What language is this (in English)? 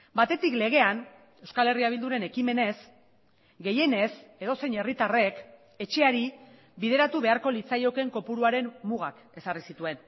Basque